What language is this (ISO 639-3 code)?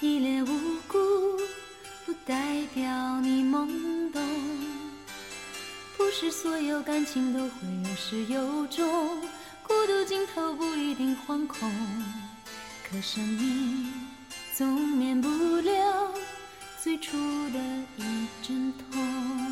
zho